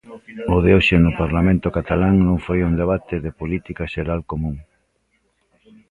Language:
Galician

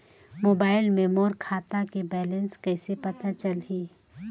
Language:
Chhattisgarhi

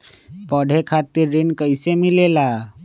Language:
Magahi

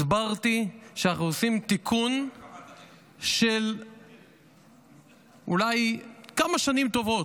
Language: Hebrew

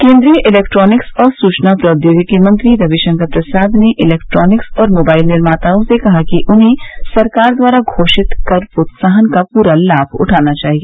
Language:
Hindi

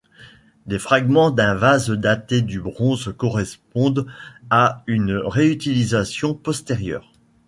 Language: French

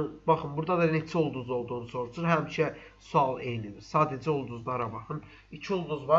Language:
Turkish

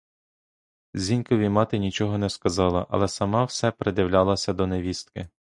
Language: Ukrainian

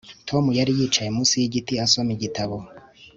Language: Kinyarwanda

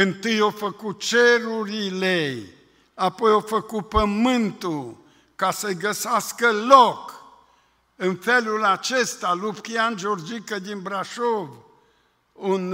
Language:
Romanian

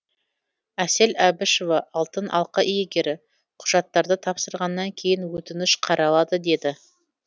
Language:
Kazakh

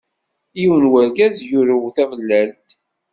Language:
Kabyle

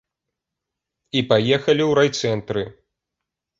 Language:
Belarusian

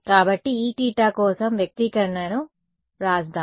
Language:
Telugu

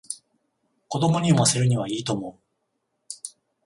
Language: Japanese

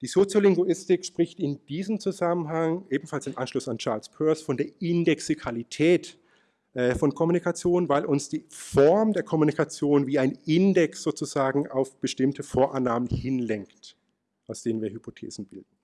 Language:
German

